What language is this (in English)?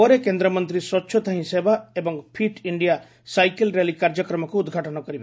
Odia